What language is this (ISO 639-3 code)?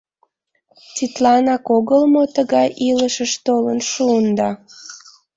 chm